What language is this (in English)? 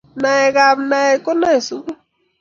Kalenjin